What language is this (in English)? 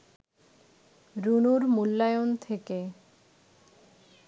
Bangla